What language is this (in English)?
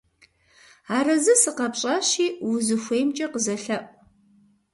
Kabardian